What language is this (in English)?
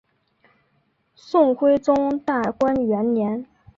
Chinese